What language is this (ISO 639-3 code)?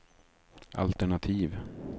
swe